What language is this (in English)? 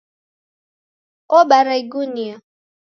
Taita